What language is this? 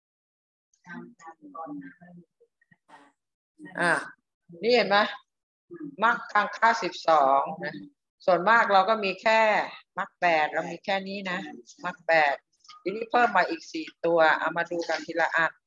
Thai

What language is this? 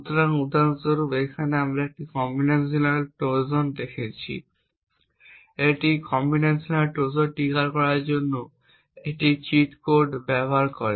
Bangla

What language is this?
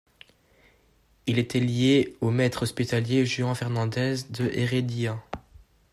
French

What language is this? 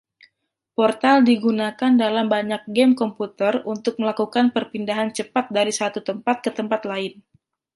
Indonesian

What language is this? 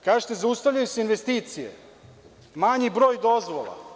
Serbian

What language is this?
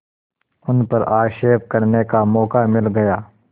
Hindi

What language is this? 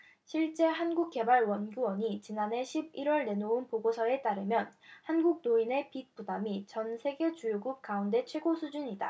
Korean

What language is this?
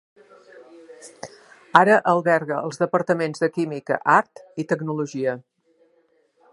Catalan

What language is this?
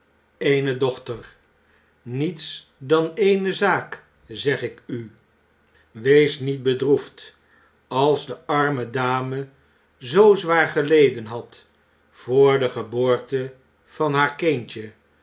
Dutch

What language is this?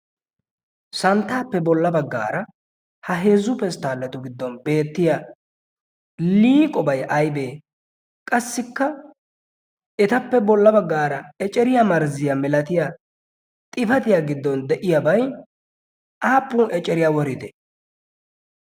Wolaytta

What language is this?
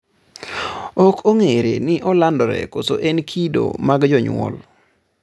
Luo (Kenya and Tanzania)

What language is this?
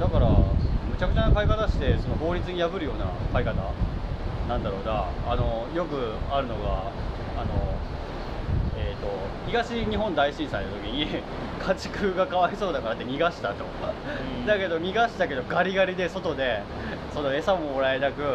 Japanese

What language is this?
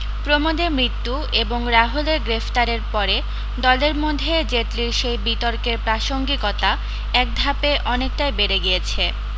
Bangla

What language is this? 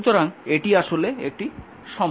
Bangla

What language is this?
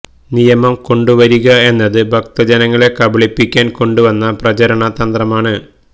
Malayalam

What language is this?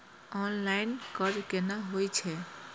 Maithili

